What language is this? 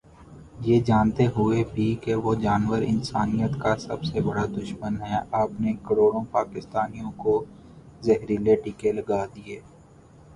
Urdu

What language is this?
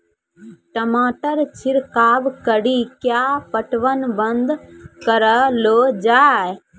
Maithili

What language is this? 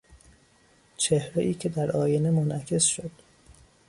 Persian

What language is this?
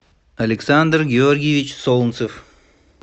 Russian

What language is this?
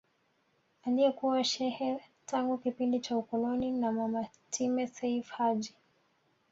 Swahili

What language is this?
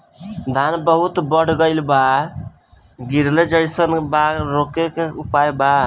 Bhojpuri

